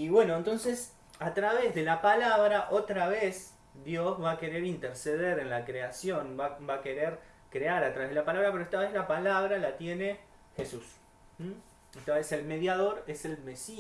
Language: Spanish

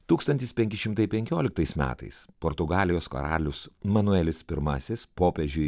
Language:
Lithuanian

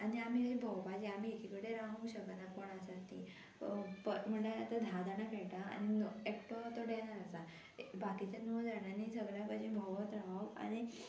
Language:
Konkani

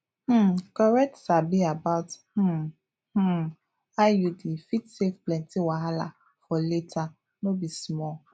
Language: Nigerian Pidgin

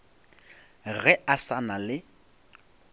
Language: Northern Sotho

